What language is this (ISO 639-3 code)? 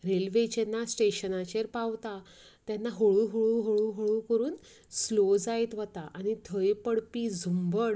kok